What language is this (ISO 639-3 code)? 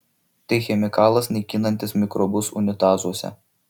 lit